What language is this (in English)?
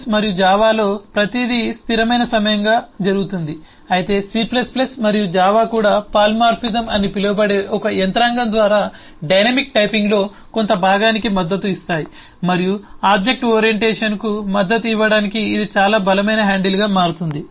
Telugu